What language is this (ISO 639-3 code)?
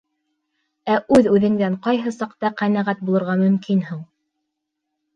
bak